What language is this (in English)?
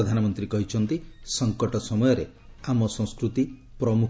Odia